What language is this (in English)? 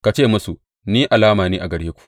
Hausa